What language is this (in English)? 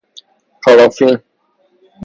Persian